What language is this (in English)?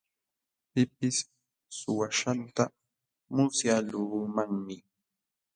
Jauja Wanca Quechua